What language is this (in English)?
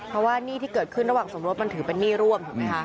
Thai